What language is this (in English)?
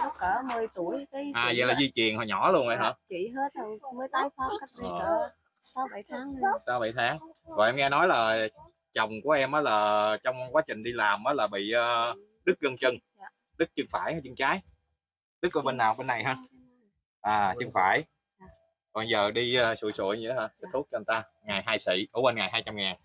Vietnamese